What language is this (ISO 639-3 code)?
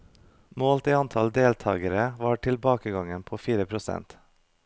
nor